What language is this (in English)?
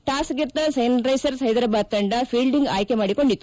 Kannada